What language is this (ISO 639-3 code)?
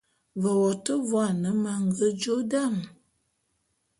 bum